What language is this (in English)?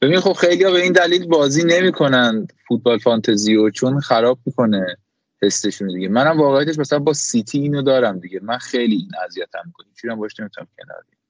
Persian